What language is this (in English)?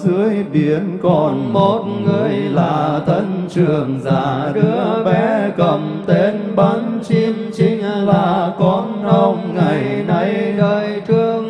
Vietnamese